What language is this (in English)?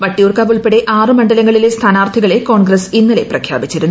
Malayalam